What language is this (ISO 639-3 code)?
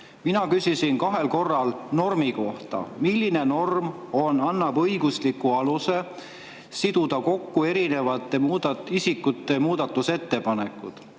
est